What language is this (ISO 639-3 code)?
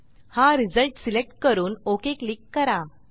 mar